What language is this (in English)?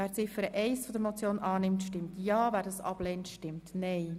Swiss German